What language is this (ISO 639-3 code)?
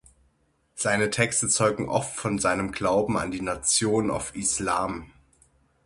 deu